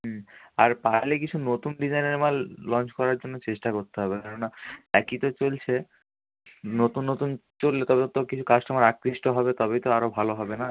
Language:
Bangla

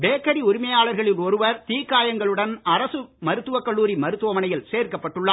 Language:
Tamil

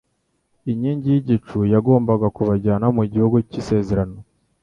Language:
Kinyarwanda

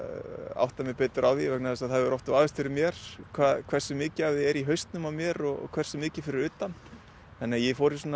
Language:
Icelandic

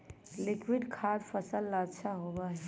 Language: Magahi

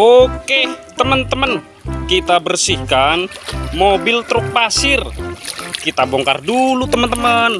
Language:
Indonesian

